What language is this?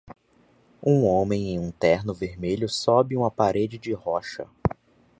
Portuguese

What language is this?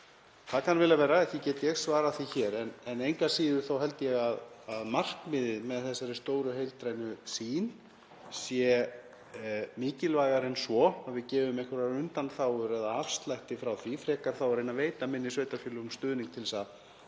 Icelandic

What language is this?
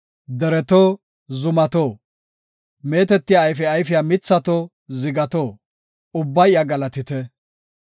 Gofa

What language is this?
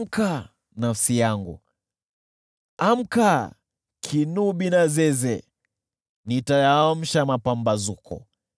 Swahili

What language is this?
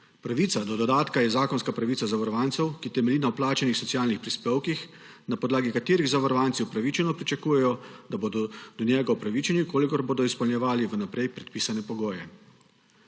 Slovenian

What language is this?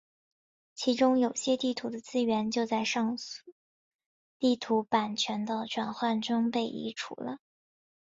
Chinese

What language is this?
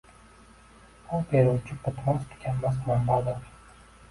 Uzbek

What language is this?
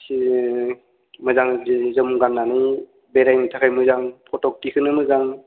Bodo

